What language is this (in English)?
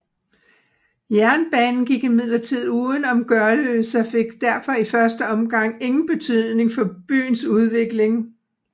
Danish